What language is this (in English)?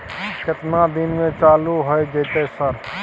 Maithili